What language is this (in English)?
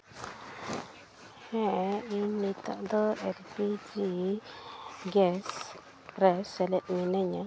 Santali